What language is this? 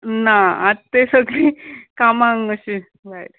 Konkani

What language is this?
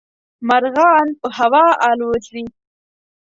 Pashto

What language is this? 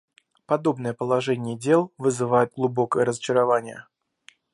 Russian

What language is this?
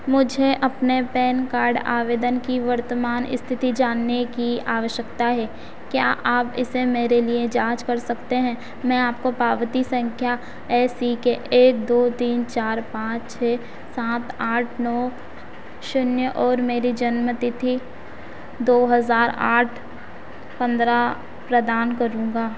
Hindi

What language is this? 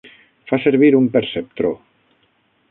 Catalan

